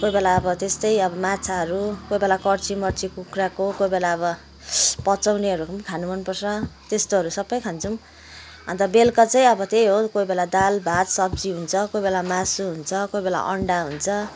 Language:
Nepali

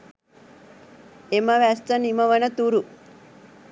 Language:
Sinhala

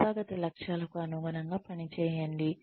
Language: Telugu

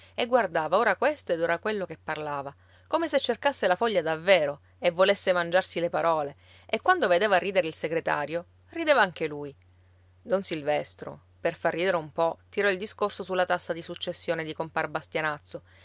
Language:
Italian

